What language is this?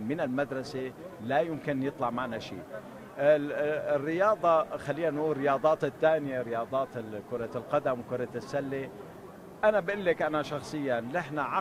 Arabic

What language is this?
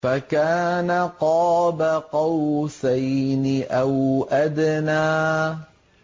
Arabic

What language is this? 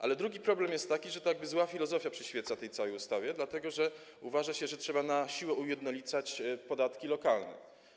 Polish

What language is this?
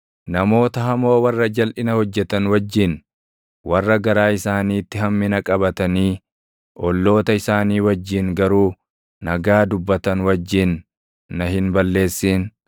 Oromo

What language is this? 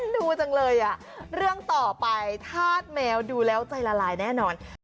Thai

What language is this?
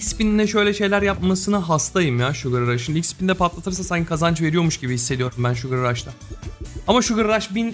Turkish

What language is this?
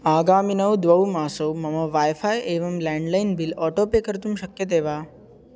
Sanskrit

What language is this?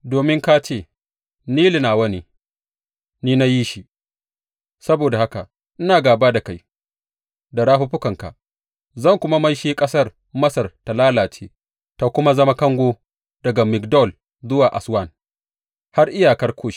Hausa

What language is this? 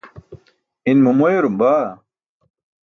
Burushaski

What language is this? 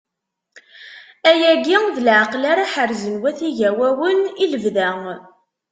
Kabyle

